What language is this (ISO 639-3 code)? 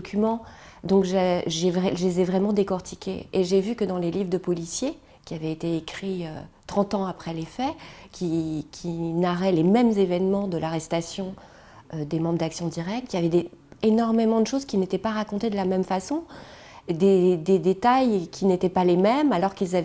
fra